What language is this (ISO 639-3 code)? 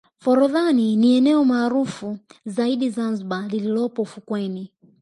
swa